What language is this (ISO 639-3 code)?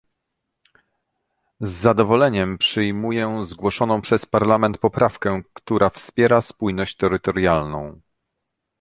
pol